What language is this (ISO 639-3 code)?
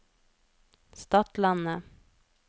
nor